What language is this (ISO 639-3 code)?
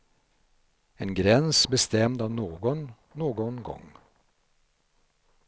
swe